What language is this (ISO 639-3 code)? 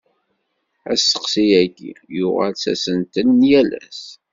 kab